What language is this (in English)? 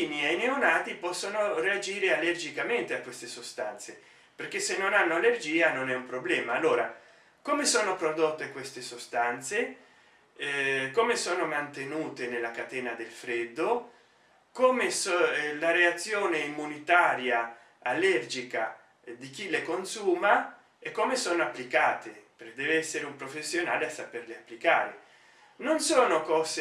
Italian